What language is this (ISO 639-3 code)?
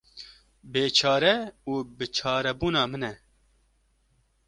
kur